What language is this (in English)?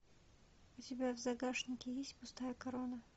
Russian